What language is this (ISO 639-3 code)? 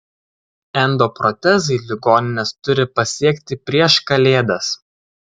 lit